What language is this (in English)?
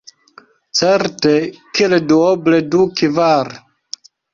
Esperanto